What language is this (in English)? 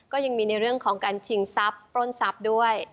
Thai